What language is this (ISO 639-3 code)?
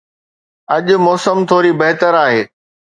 snd